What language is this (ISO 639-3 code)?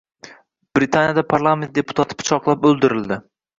uzb